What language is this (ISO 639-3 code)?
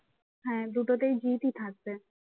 ben